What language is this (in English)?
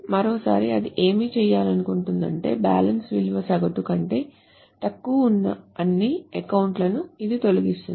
Telugu